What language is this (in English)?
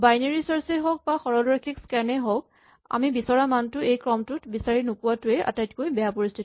Assamese